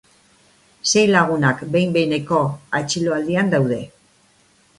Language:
Basque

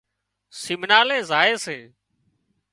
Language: Wadiyara Koli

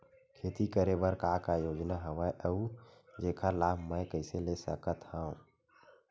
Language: Chhattisgarhi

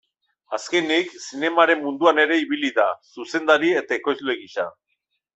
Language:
Basque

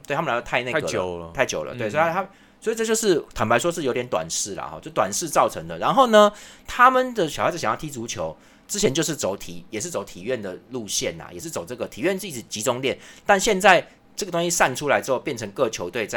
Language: Chinese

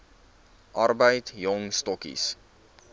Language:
Afrikaans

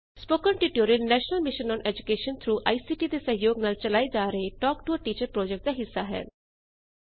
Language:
Punjabi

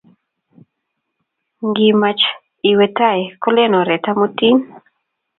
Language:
Kalenjin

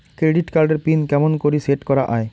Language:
Bangla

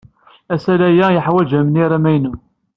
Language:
Kabyle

